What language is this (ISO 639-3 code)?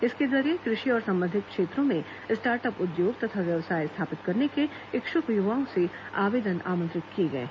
hin